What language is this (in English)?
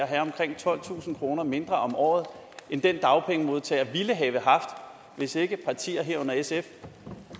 Danish